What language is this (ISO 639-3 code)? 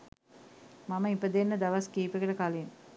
sin